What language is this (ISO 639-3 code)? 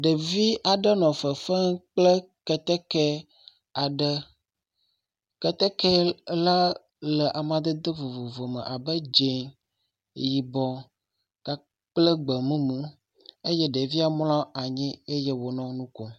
ewe